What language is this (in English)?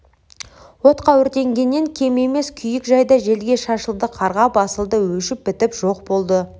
Kazakh